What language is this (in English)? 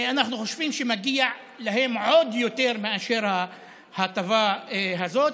Hebrew